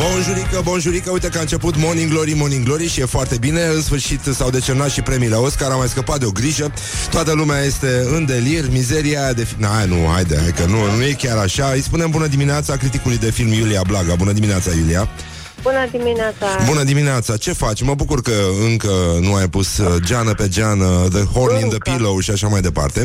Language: Romanian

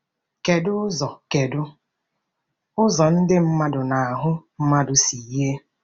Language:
Igbo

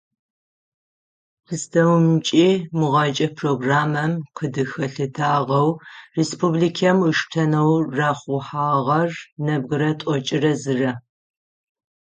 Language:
Adyghe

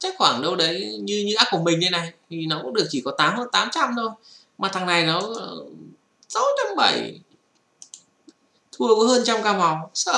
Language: Vietnamese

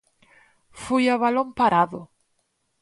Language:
Galician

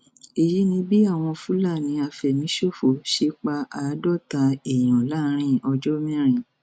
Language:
Yoruba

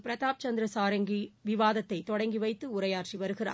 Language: Tamil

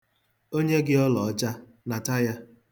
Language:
Igbo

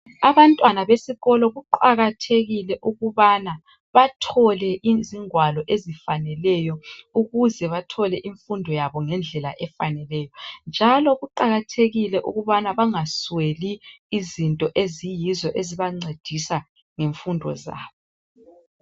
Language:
North Ndebele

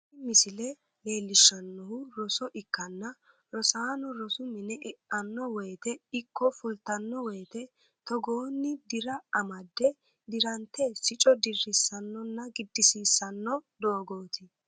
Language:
Sidamo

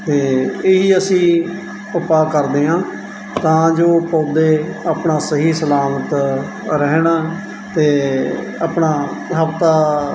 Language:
Punjabi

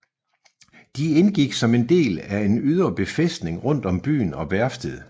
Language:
Danish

